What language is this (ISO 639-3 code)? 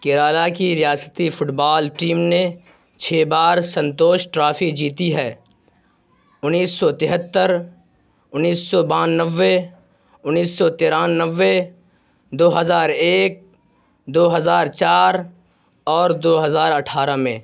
urd